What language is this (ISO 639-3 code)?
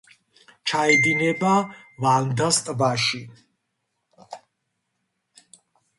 kat